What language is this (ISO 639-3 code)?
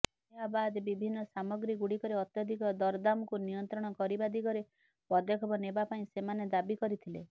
ori